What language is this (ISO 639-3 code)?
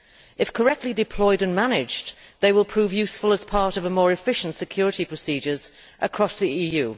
eng